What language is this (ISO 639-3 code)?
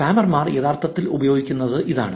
mal